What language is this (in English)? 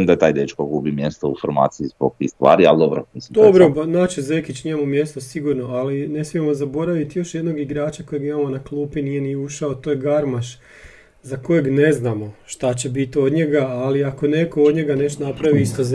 Croatian